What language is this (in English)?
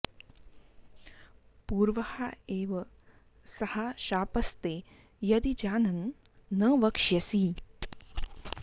Sanskrit